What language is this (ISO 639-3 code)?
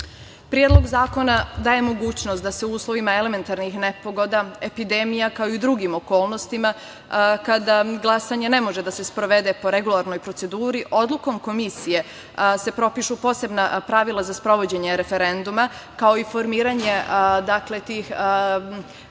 srp